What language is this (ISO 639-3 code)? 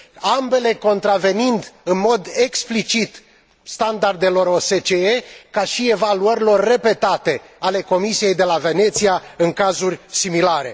ron